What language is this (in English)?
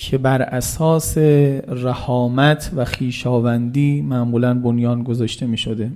Persian